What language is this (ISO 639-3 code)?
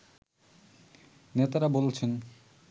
ben